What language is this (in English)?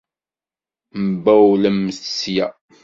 Kabyle